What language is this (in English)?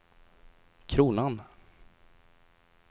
Swedish